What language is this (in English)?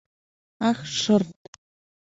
Mari